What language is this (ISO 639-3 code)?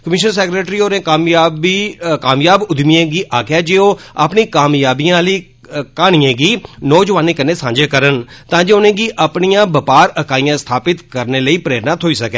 doi